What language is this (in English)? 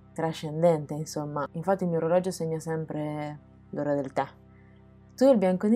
Italian